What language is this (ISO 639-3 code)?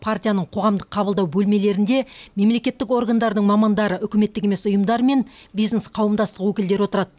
kaz